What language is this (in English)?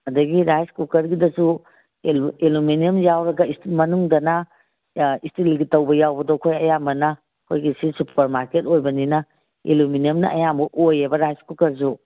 Manipuri